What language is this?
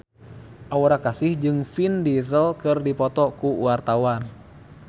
Sundanese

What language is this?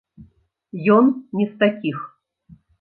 Belarusian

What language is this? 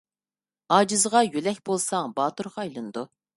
Uyghur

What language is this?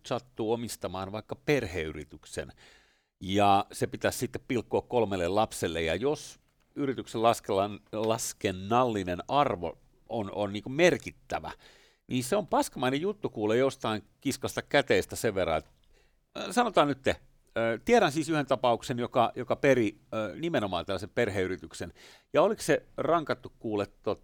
Finnish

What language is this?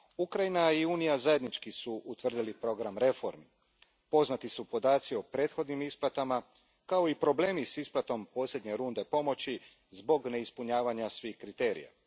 Croatian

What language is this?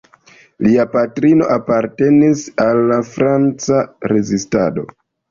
Esperanto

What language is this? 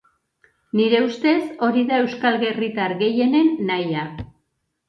Basque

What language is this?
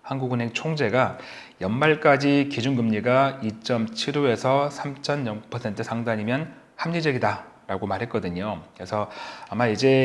Korean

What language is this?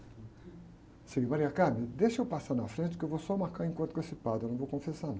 Portuguese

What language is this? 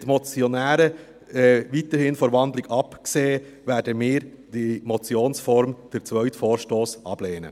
Swiss German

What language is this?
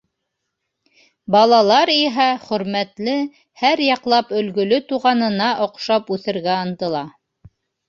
Bashkir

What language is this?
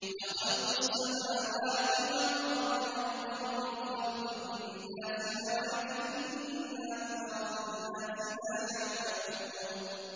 Arabic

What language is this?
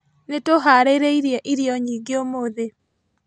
Kikuyu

